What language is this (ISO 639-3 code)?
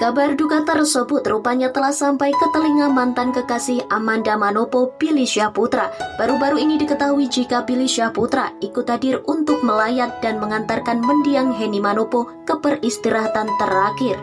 ind